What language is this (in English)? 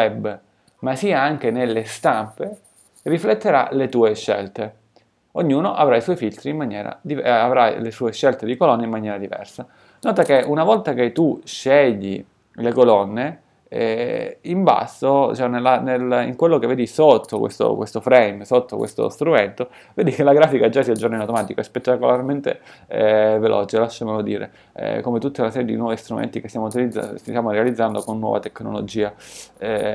Italian